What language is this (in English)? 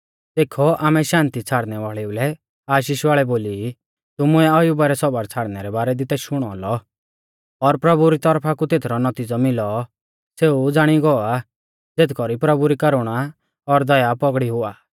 Mahasu Pahari